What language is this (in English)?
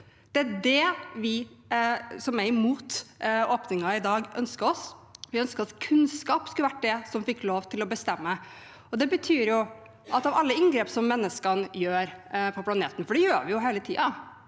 Norwegian